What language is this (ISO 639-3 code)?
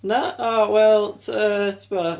cym